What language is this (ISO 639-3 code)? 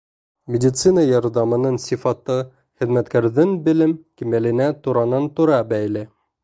bak